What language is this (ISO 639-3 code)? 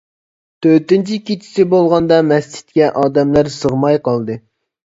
uig